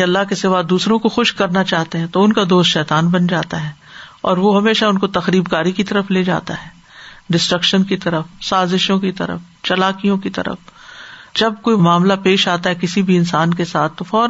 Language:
Urdu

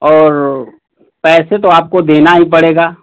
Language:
Hindi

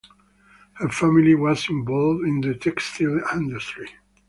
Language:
English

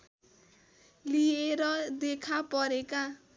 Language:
Nepali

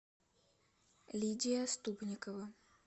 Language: Russian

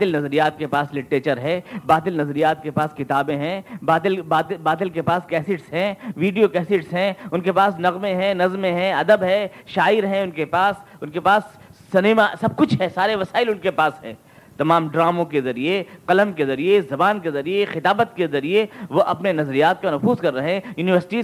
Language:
Urdu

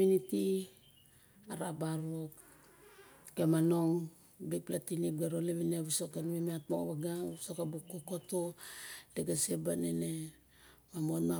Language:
Barok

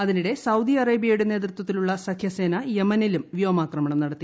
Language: Malayalam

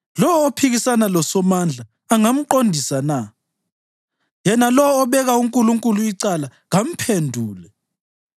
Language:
North Ndebele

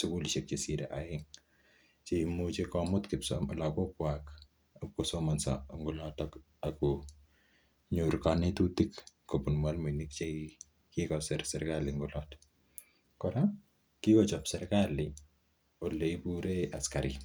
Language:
Kalenjin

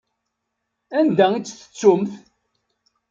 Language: Kabyle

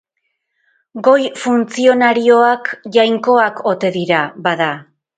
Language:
Basque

